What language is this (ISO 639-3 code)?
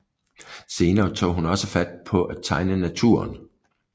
dan